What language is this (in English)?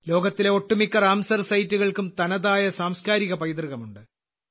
Malayalam